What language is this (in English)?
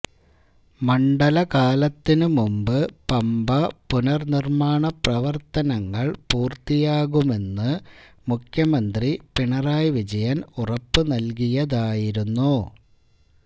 Malayalam